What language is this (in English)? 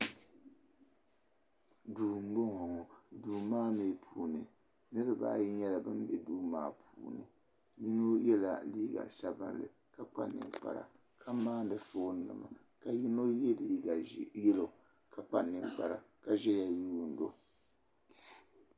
Dagbani